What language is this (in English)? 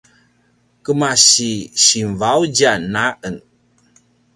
Paiwan